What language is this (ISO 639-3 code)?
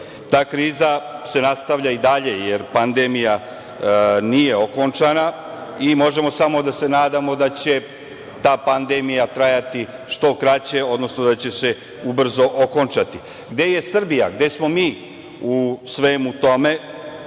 srp